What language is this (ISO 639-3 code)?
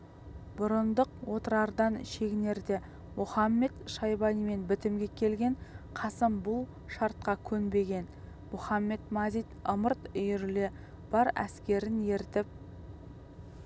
kaz